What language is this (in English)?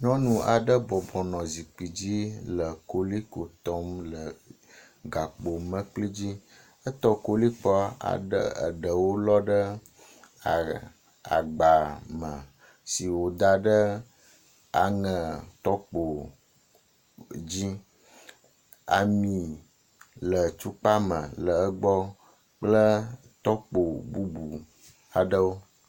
Ewe